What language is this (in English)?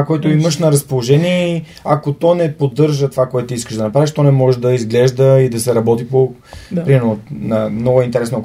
Bulgarian